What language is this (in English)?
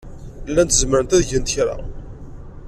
Kabyle